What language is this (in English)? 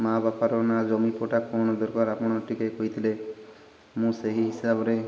Odia